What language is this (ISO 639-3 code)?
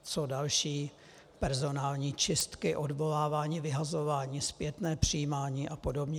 ces